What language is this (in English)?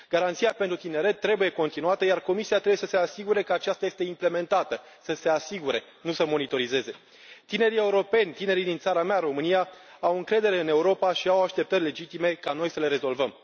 Romanian